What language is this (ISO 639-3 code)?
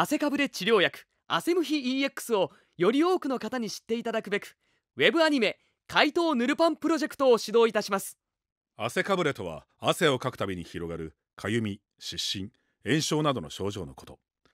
jpn